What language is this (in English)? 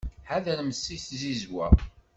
Kabyle